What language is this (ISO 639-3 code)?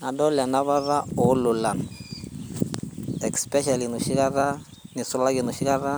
mas